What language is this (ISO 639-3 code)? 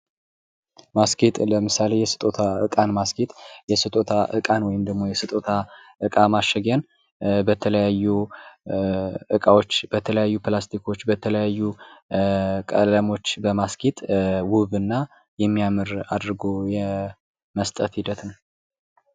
amh